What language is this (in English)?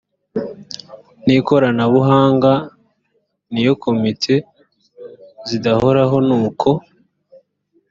Kinyarwanda